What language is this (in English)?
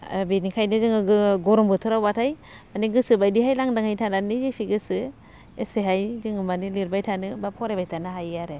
Bodo